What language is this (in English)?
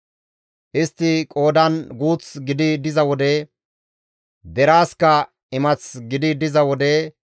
Gamo